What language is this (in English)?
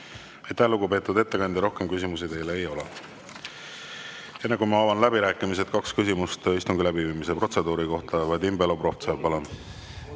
Estonian